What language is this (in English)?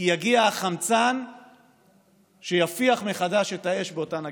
Hebrew